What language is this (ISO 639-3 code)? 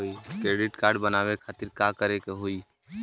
bho